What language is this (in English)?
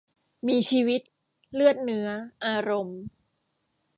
Thai